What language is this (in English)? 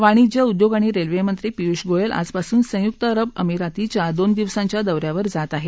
Marathi